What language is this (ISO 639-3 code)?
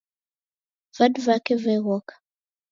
dav